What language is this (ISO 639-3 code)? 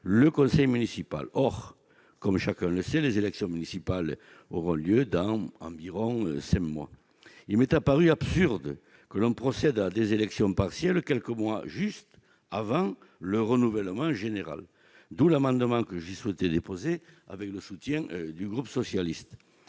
fra